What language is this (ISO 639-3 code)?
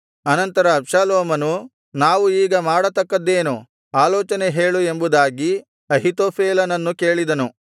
kan